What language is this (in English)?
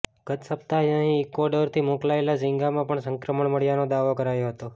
Gujarati